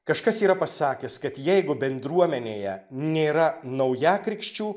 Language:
Lithuanian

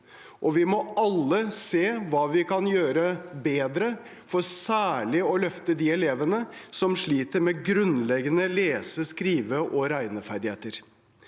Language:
Norwegian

